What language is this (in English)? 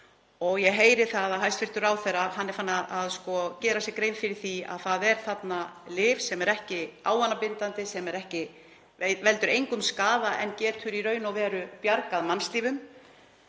Icelandic